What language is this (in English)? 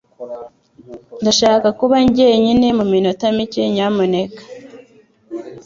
Kinyarwanda